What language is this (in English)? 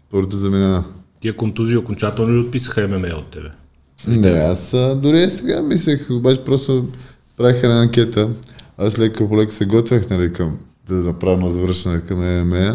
Bulgarian